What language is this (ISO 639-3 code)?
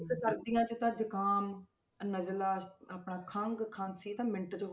pan